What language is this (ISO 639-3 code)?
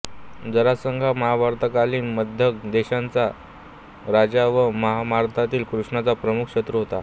mar